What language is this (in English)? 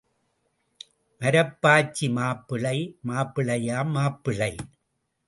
Tamil